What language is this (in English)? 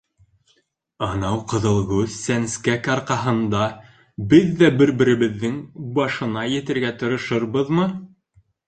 Bashkir